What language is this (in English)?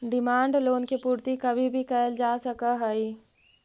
Magahi